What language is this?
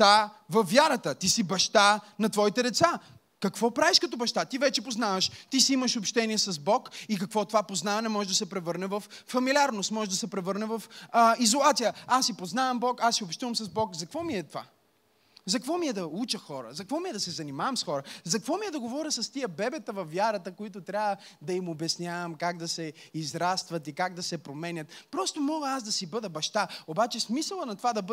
Bulgarian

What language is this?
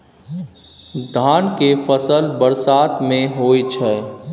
Maithili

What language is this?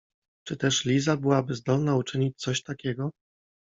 Polish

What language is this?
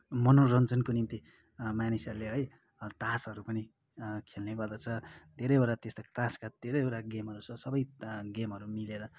Nepali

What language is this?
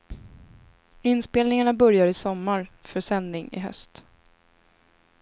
Swedish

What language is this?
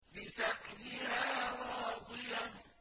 Arabic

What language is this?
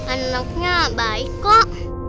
Indonesian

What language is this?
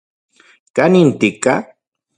Central Puebla Nahuatl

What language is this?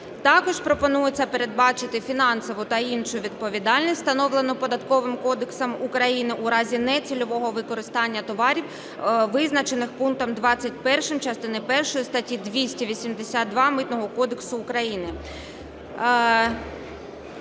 Ukrainian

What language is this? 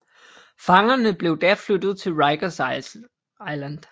Danish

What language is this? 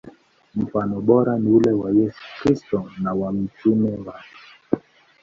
Swahili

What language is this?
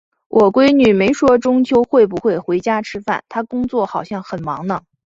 Chinese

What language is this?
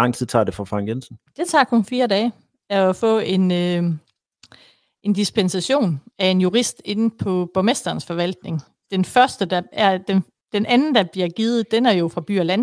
Danish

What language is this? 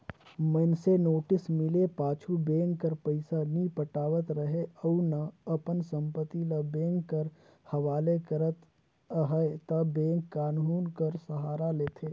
Chhattisgarhi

